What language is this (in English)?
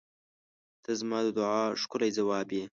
Pashto